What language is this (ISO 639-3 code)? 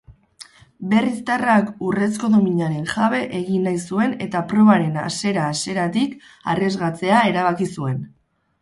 eus